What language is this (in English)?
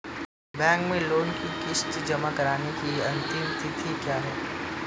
Hindi